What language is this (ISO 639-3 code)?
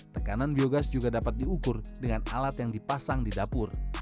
ind